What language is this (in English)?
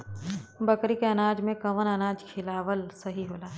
Bhojpuri